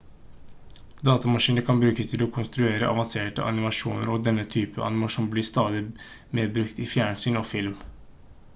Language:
Norwegian Bokmål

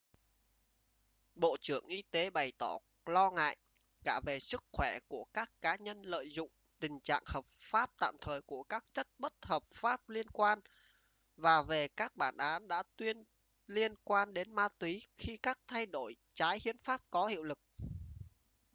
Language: Vietnamese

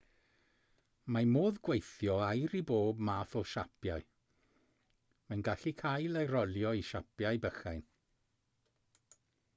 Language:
Welsh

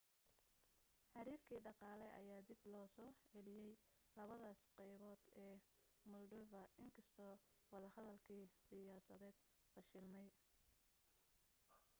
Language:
Somali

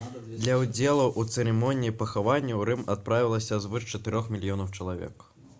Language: Belarusian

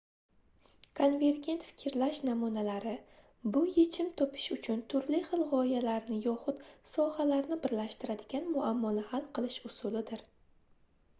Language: Uzbek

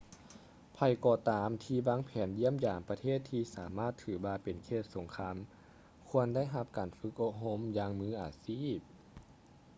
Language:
Lao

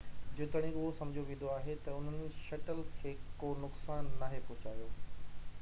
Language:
Sindhi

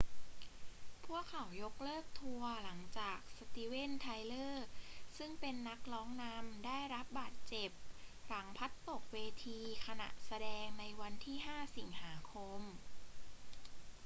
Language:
Thai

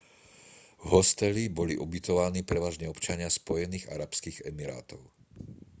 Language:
Slovak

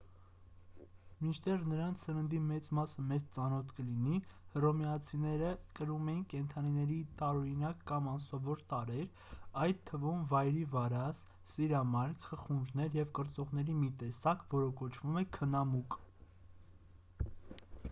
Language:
Armenian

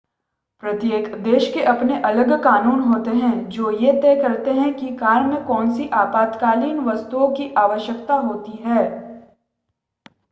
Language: Hindi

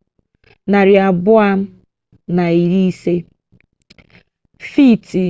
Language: Igbo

